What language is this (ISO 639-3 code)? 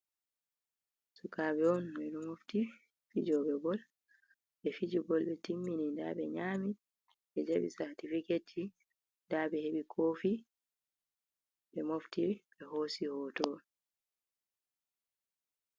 ful